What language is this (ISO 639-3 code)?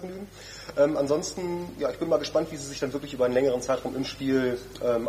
deu